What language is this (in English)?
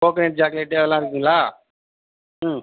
Tamil